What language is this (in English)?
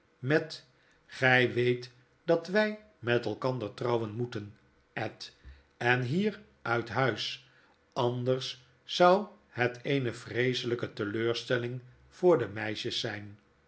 Dutch